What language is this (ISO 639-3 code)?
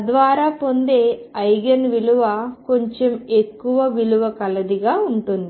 tel